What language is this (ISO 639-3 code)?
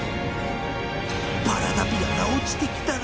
jpn